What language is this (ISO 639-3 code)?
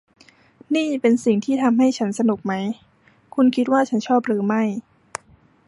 tha